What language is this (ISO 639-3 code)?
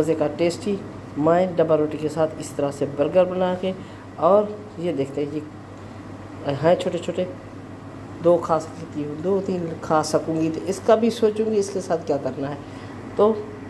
hin